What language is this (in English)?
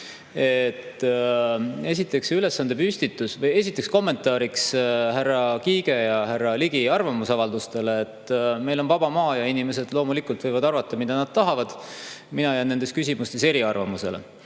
Estonian